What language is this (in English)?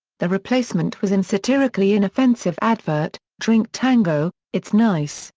English